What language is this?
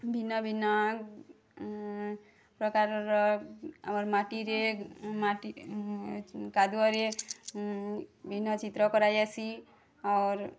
Odia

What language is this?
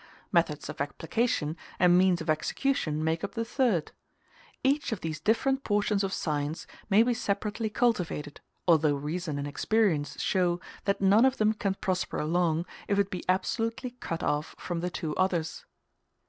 English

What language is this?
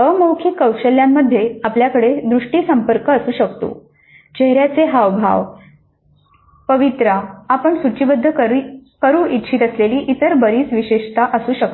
Marathi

